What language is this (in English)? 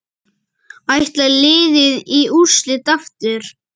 Icelandic